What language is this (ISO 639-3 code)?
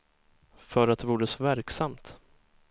swe